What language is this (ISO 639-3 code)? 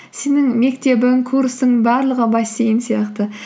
kaz